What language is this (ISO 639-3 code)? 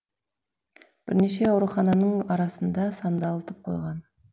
kaz